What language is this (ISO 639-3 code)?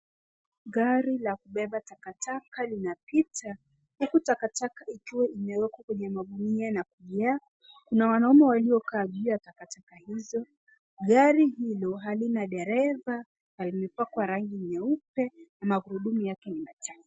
swa